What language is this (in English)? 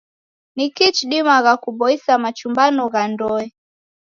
Taita